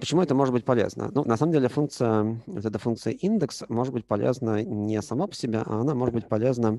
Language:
Russian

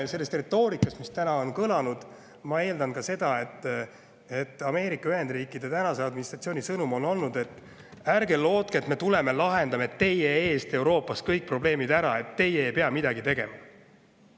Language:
Estonian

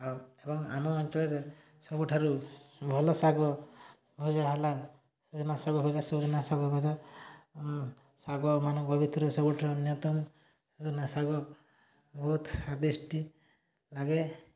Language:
Odia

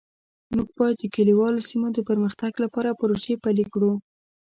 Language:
Pashto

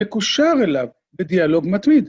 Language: Hebrew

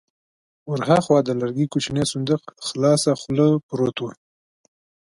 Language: Pashto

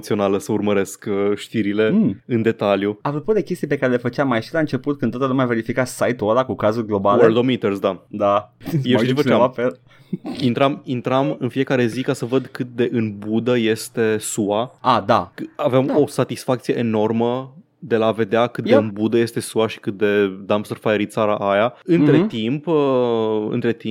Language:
Romanian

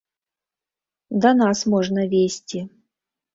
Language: Belarusian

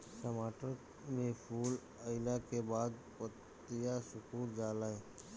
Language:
Bhojpuri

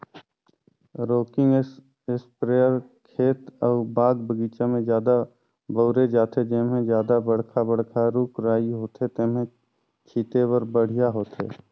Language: Chhattisgarhi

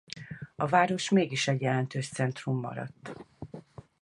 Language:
Hungarian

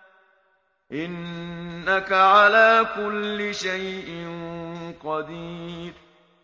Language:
Arabic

